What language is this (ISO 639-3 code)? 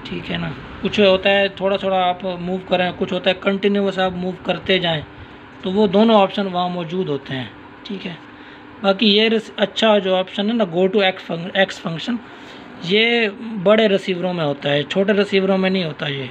hin